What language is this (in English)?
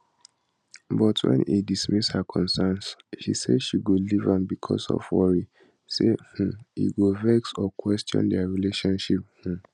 Nigerian Pidgin